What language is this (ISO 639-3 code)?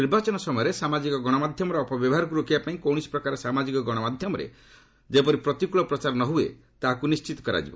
ori